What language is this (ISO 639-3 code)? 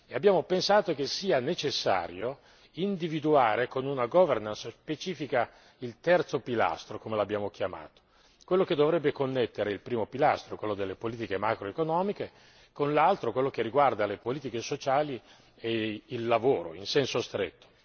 ita